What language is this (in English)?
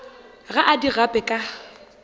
Northern Sotho